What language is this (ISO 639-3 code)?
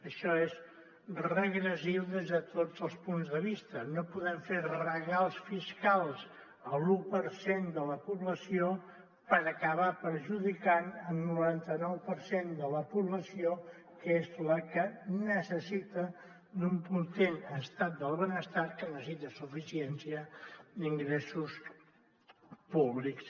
cat